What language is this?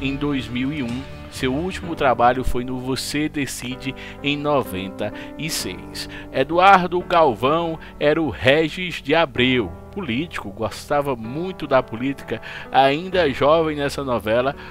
Portuguese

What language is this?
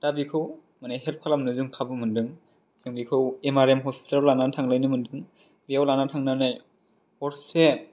Bodo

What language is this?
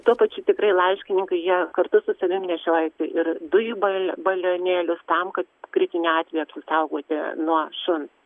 Lithuanian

